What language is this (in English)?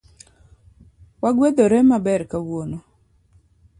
Luo (Kenya and Tanzania)